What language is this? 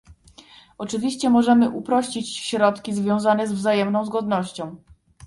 Polish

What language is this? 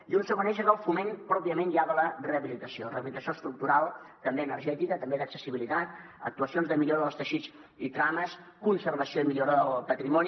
Catalan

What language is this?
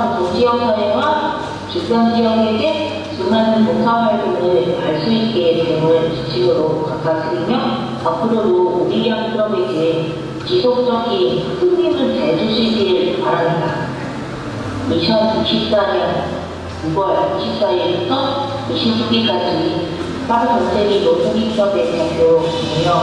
Korean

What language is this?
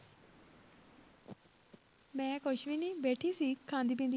Punjabi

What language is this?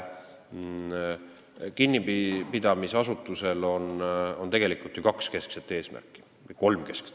Estonian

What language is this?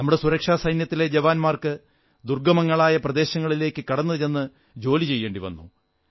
Malayalam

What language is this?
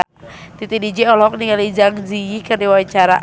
Sundanese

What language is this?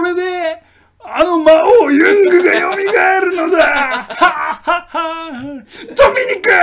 Japanese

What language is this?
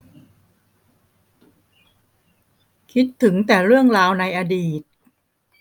Thai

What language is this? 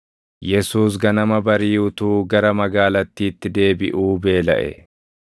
Oromo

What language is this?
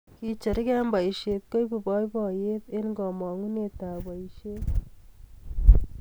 Kalenjin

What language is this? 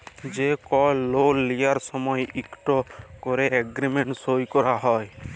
Bangla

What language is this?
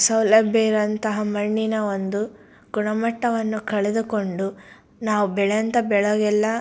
Kannada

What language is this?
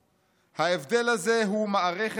Hebrew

